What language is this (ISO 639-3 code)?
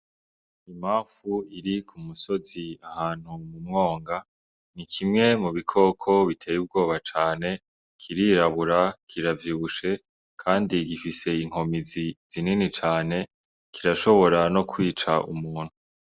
run